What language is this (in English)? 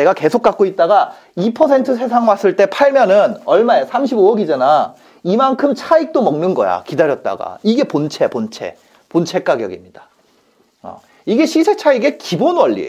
Korean